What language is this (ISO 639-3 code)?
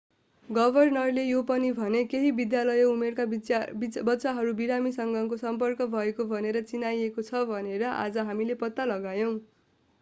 nep